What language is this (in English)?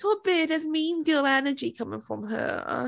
Welsh